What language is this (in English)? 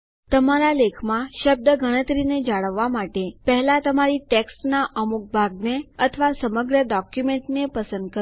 Gujarati